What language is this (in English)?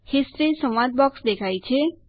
Gujarati